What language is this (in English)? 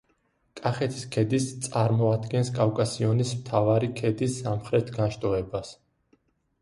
Georgian